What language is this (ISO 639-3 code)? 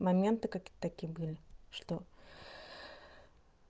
rus